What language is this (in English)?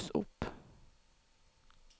Norwegian